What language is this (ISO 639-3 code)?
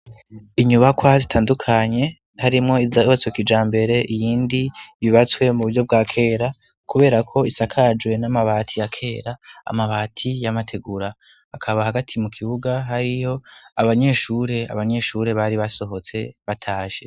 run